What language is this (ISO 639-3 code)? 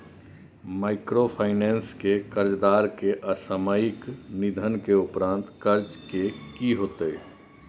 mai